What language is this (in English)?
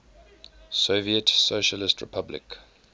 English